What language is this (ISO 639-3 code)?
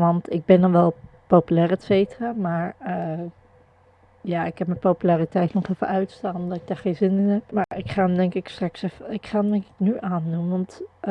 nld